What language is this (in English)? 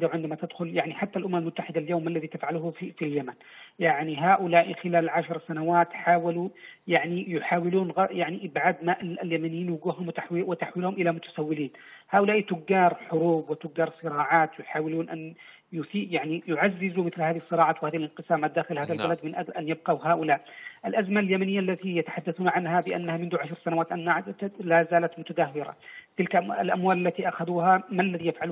Arabic